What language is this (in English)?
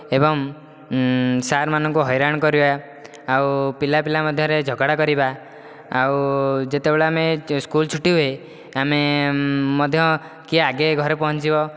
Odia